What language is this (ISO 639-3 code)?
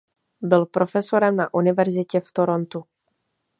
ces